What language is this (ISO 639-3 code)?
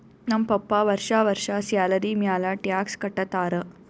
kan